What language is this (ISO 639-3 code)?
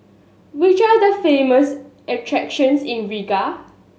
eng